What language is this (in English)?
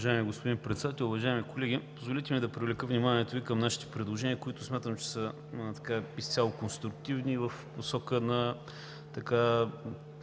Bulgarian